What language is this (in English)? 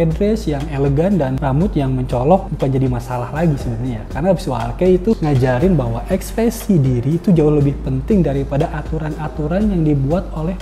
Indonesian